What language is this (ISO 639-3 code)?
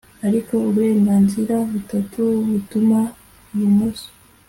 kin